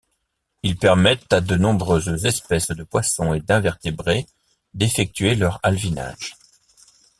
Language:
French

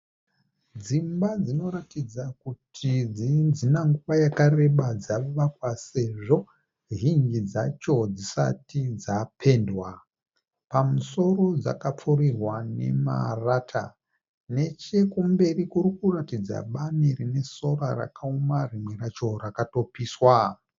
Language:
Shona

